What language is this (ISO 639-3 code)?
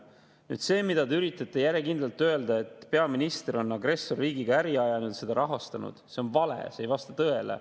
est